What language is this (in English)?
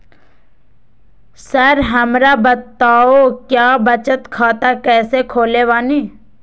Magahi